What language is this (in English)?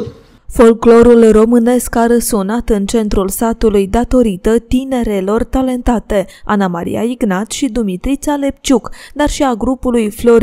Romanian